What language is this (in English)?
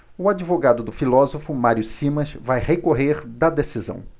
Portuguese